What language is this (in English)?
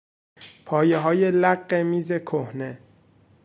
Persian